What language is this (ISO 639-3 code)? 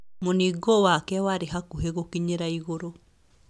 kik